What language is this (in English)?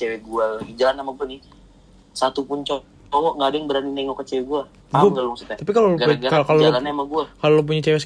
Indonesian